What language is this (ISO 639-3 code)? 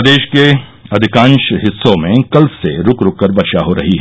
hin